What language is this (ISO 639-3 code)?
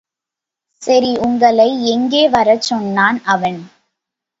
tam